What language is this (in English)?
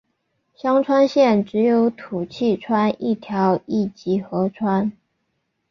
Chinese